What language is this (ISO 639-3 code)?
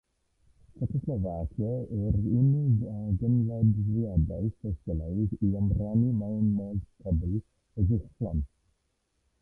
cym